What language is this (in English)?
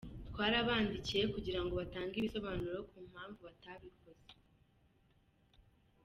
Kinyarwanda